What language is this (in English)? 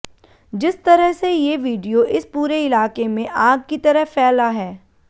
Hindi